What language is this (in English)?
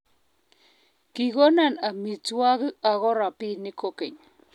Kalenjin